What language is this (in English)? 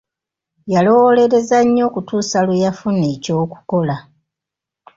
Ganda